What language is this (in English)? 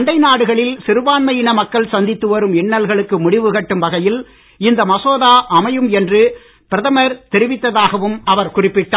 Tamil